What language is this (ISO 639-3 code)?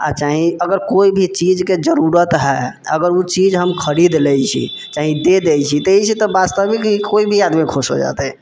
mai